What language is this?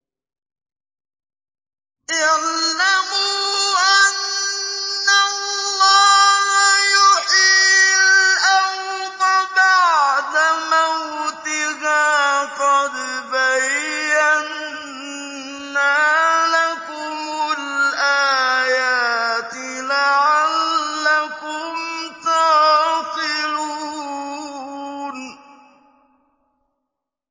Arabic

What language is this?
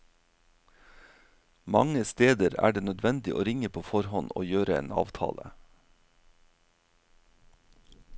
Norwegian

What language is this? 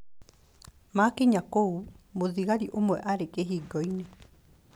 Kikuyu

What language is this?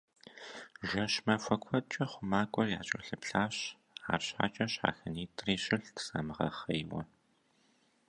Kabardian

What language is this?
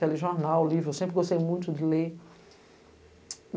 Portuguese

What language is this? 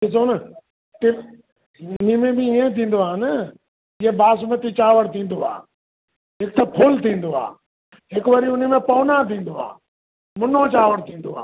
Sindhi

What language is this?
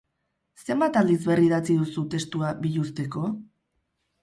Basque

